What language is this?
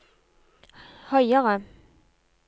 Norwegian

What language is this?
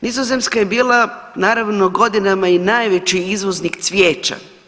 Croatian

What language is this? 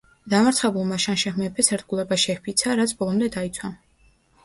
Georgian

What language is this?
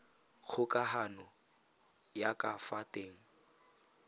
Tswana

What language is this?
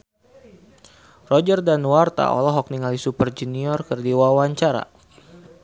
Sundanese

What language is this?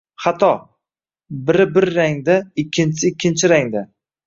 Uzbek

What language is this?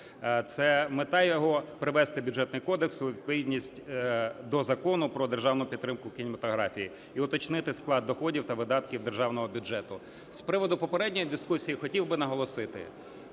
Ukrainian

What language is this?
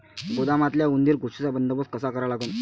Marathi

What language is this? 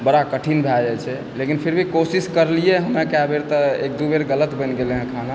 Maithili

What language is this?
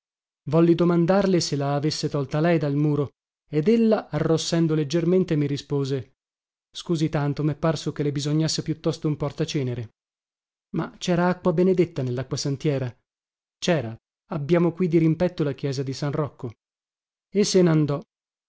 Italian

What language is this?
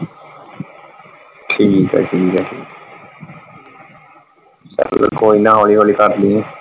Punjabi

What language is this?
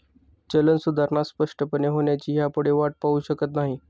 Marathi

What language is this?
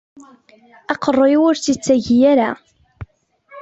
Kabyle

